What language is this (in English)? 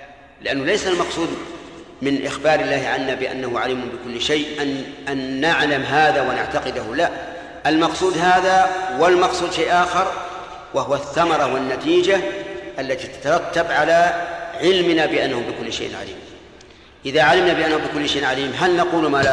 Arabic